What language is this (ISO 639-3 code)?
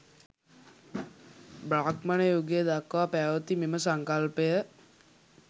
sin